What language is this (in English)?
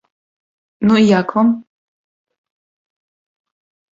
Belarusian